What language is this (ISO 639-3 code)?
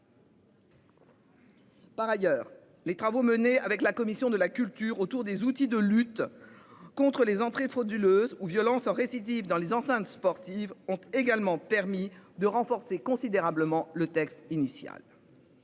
fra